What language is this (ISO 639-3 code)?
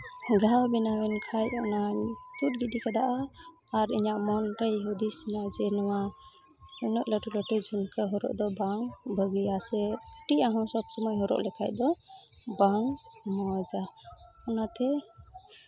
sat